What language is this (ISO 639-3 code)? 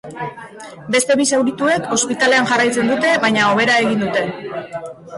eus